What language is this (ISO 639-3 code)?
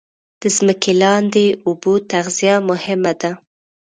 pus